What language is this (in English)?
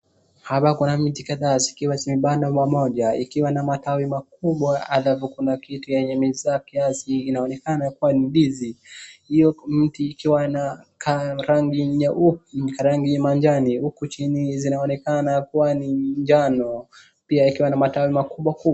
Swahili